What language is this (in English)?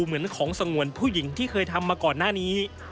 Thai